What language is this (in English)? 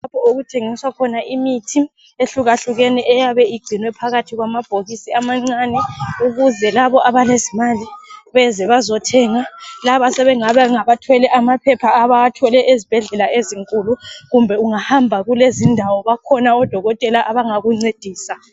North Ndebele